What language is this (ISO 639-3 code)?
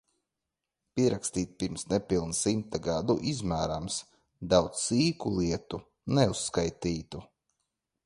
lav